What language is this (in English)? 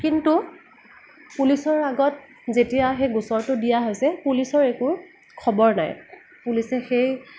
Assamese